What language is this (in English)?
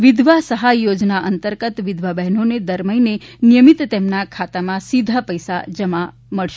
Gujarati